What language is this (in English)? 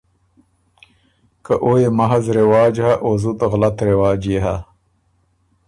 Ormuri